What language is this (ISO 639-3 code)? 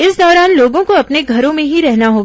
hin